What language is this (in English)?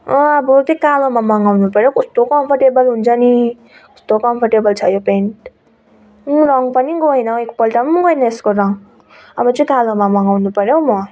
Nepali